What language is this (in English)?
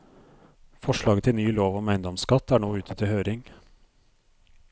Norwegian